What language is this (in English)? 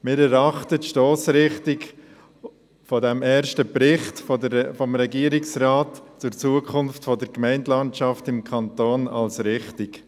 Swiss German